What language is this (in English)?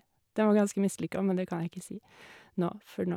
Norwegian